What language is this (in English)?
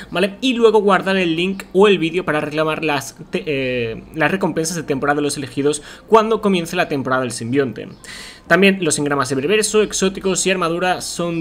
Spanish